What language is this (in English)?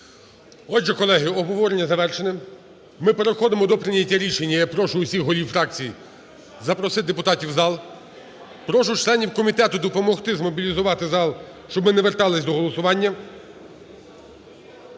Ukrainian